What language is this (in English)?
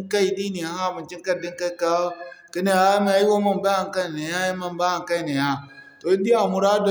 Zarma